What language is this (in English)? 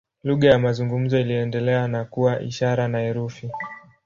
Swahili